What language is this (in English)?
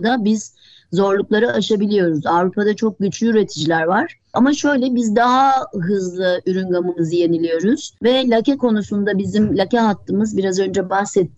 Turkish